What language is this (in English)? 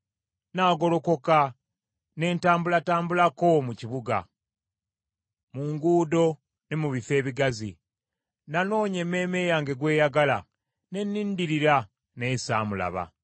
Ganda